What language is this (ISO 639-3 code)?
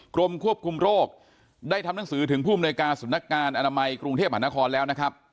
tha